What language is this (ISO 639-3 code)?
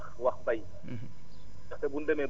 wol